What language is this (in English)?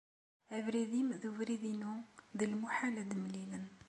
Kabyle